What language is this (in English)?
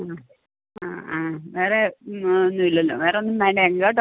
Malayalam